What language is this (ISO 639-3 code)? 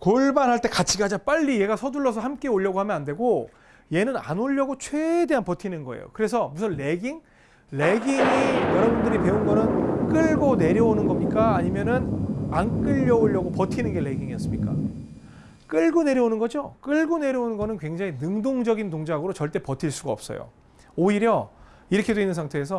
kor